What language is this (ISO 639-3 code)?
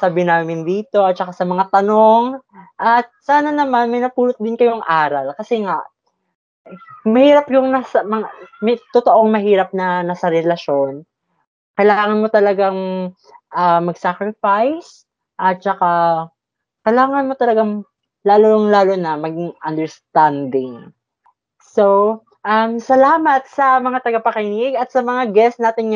fil